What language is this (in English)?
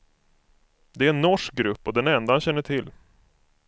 Swedish